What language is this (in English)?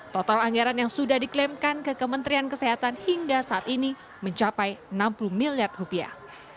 Indonesian